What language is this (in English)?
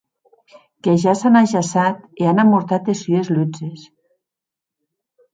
Occitan